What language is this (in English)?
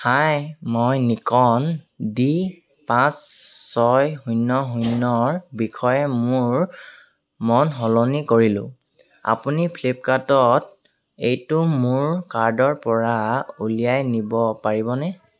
Assamese